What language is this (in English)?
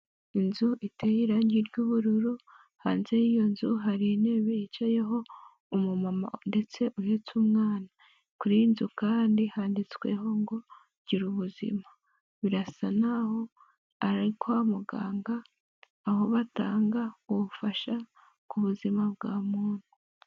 Kinyarwanda